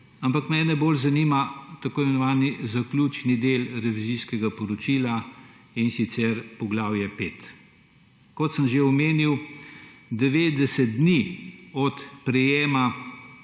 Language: Slovenian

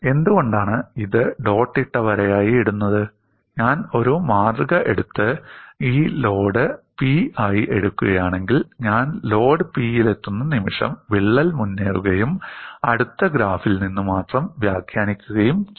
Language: Malayalam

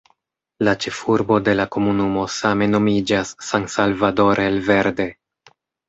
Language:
Esperanto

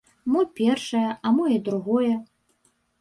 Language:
Belarusian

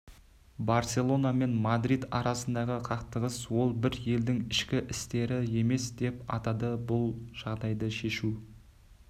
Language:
Kazakh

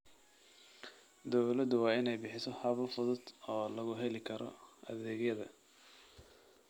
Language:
Somali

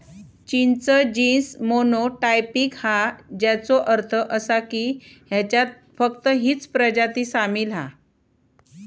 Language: Marathi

